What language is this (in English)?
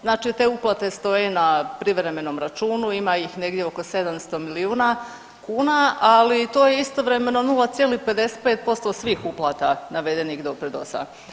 Croatian